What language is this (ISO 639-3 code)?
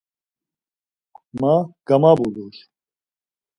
lzz